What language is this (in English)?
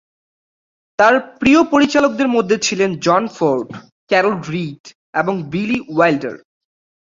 Bangla